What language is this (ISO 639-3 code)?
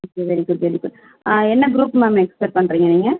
tam